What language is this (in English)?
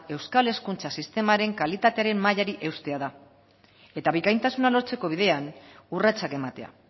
Basque